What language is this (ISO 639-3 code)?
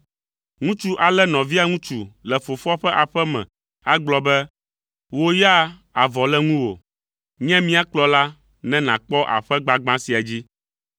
ewe